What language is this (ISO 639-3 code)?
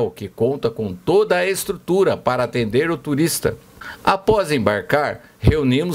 por